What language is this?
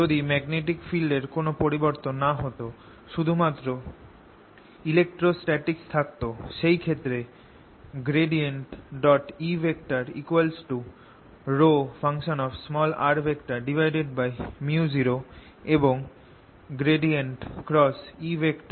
Bangla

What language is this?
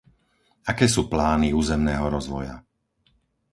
Slovak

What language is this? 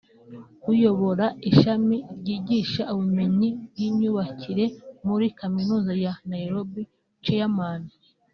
Kinyarwanda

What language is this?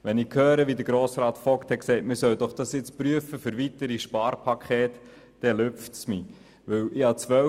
Swiss German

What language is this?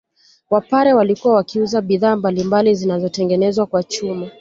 Swahili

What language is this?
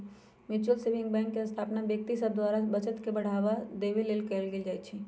Magahi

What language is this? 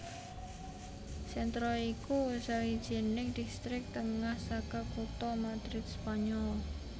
Javanese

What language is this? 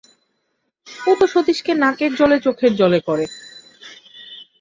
Bangla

